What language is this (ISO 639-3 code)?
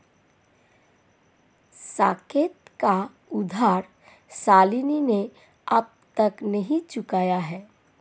hin